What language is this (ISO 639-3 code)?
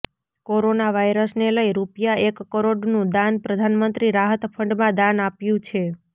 guj